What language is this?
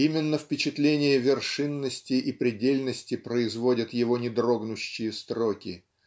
Russian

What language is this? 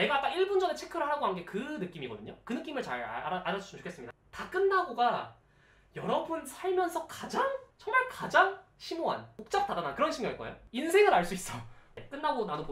Korean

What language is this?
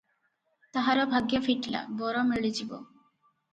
Odia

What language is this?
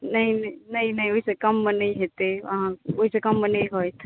Maithili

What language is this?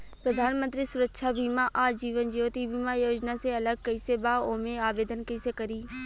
Bhojpuri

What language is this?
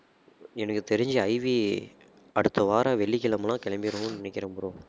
Tamil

